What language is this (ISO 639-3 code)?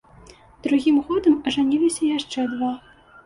bel